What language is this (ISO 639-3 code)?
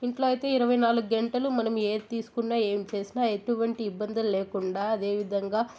tel